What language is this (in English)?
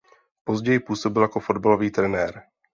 Czech